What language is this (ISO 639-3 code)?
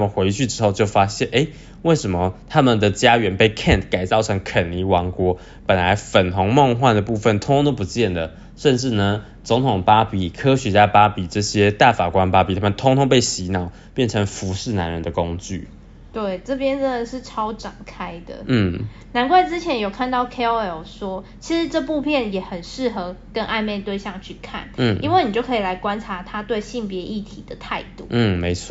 zho